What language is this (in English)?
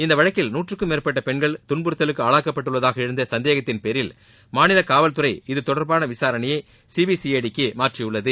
Tamil